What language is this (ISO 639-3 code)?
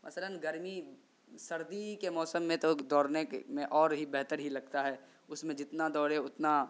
urd